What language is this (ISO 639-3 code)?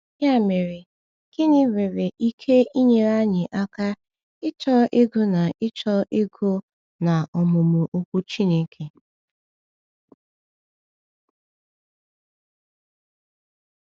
ibo